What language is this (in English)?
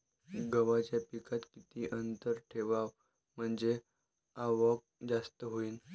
Marathi